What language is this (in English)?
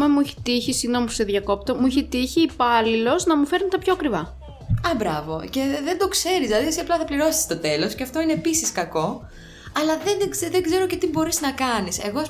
Greek